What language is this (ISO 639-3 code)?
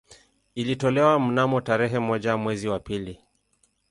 swa